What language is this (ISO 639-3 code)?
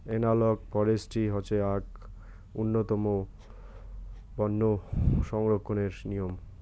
ben